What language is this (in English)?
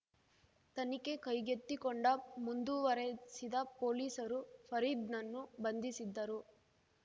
Kannada